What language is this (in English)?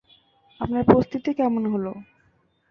Bangla